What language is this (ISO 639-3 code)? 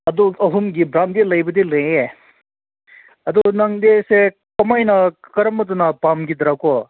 mni